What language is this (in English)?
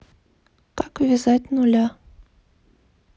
Russian